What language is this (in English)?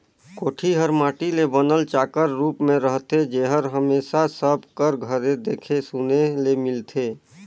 Chhattisgarhi